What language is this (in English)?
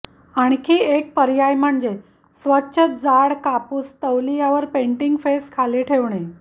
Marathi